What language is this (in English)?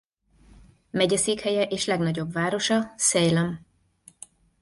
Hungarian